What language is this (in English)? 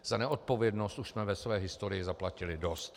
Czech